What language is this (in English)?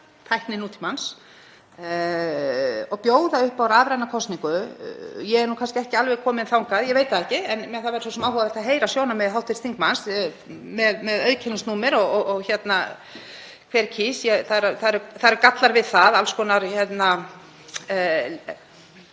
Icelandic